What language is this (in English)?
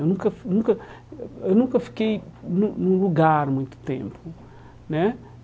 Portuguese